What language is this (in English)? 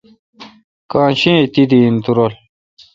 Kalkoti